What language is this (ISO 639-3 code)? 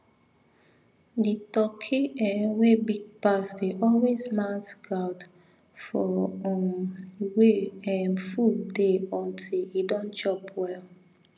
pcm